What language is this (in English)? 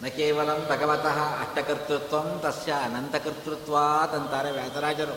Kannada